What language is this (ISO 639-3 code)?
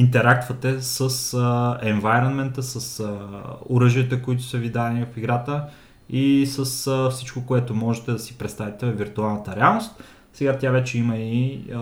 bul